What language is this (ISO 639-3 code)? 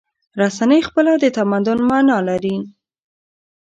pus